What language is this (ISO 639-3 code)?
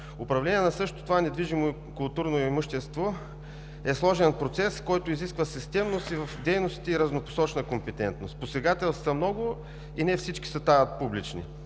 bul